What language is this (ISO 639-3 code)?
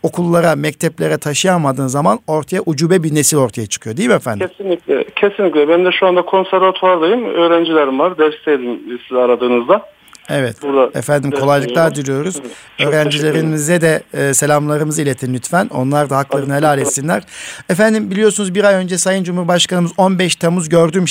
tur